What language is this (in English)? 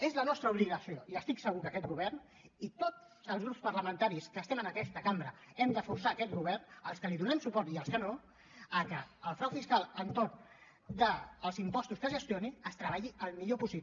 Catalan